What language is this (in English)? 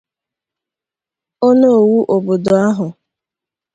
Igbo